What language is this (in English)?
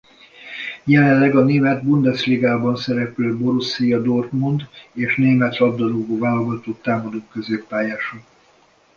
Hungarian